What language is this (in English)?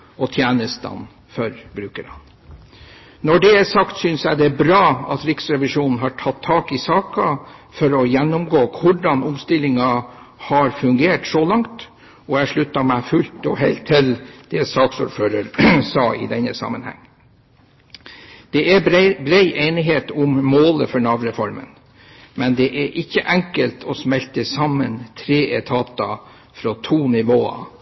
Norwegian Bokmål